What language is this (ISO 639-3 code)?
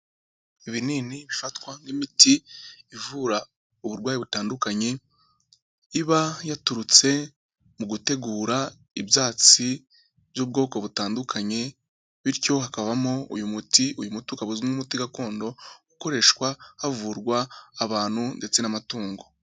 kin